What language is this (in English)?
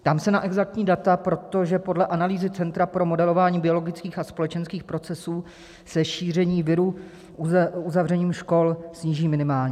Czech